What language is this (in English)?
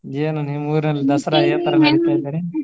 Kannada